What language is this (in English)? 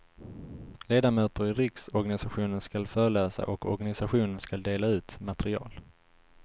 Swedish